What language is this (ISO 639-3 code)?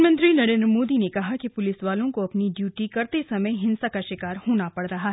hin